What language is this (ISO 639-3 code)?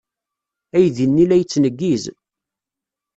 kab